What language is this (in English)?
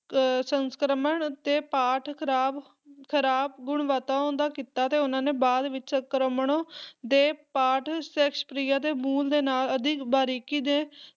Punjabi